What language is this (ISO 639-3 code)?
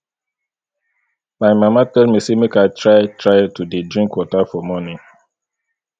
pcm